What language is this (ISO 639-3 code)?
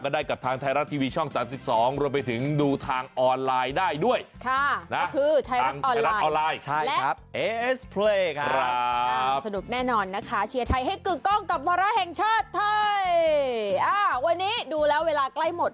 tha